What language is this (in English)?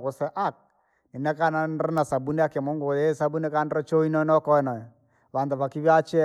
Langi